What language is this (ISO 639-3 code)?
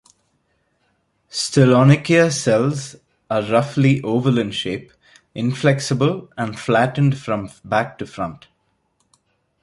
eng